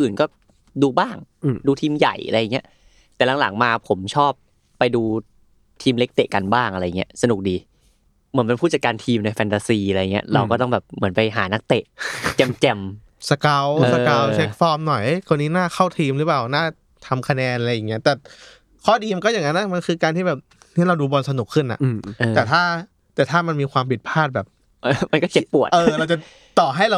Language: Thai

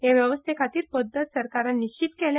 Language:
Konkani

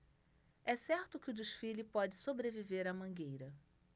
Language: Portuguese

